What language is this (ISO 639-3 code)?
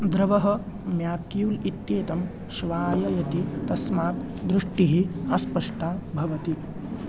san